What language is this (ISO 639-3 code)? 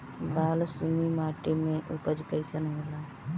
bho